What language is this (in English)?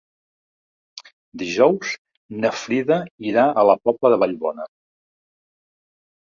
Catalan